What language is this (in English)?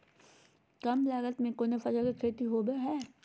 Magahi